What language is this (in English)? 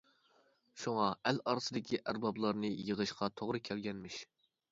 Uyghur